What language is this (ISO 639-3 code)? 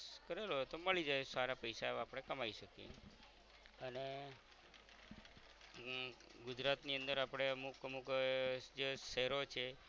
guj